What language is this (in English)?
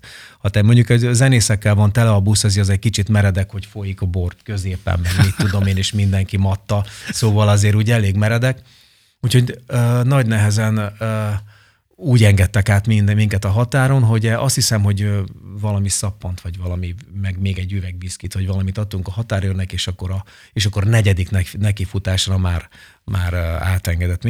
Hungarian